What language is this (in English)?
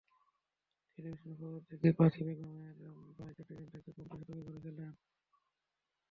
Bangla